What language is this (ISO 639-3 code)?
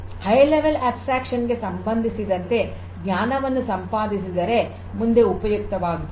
kan